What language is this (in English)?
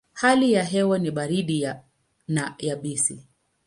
Swahili